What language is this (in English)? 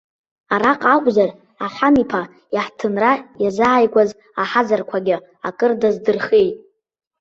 Abkhazian